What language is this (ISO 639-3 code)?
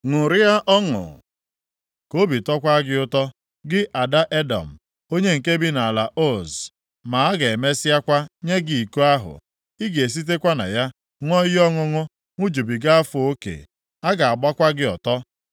ibo